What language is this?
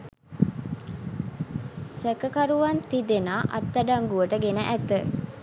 Sinhala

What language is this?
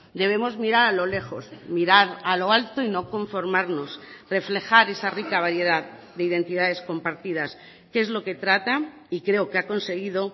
Spanish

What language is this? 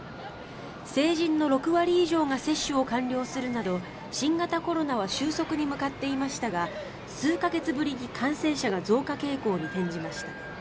Japanese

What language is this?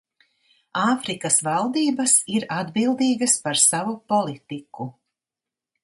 Latvian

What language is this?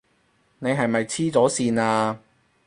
Cantonese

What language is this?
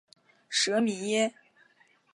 Chinese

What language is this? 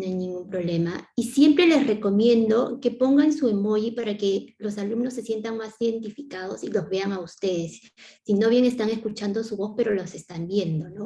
Spanish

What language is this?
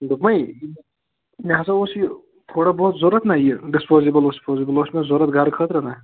Kashmiri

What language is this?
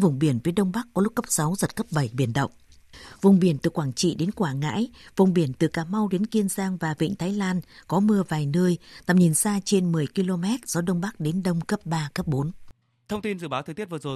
Vietnamese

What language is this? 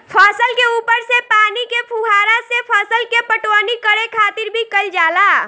Bhojpuri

